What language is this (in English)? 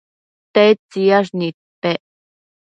Matsés